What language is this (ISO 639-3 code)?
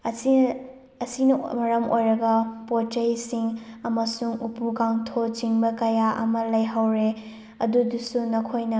mni